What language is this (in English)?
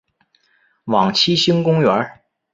Chinese